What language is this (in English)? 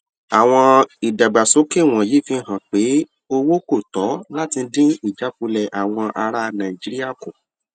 Yoruba